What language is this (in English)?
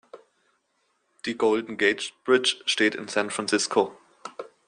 German